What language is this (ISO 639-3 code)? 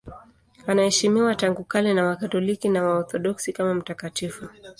swa